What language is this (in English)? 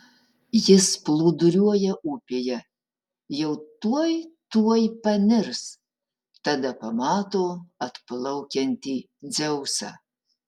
Lithuanian